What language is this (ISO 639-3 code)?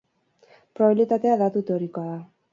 eus